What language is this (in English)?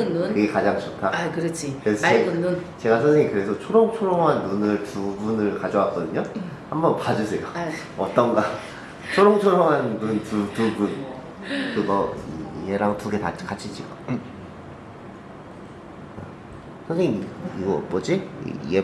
Korean